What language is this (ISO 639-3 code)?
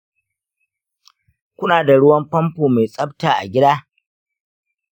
hau